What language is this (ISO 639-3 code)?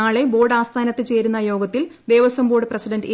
mal